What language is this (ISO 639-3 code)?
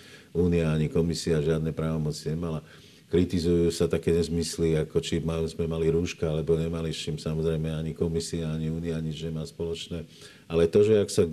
slk